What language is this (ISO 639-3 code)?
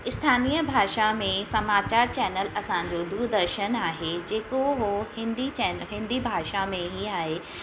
snd